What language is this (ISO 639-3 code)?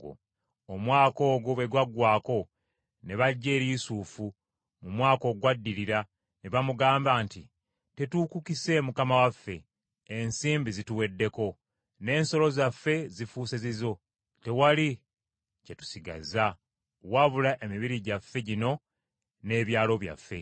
lug